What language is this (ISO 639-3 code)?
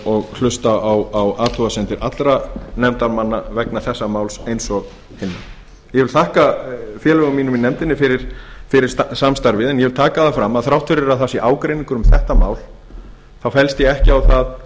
isl